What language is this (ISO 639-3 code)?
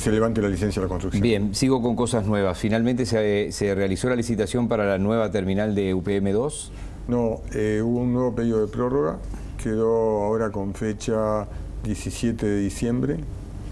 spa